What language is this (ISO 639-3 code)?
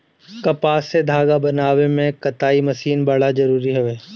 bho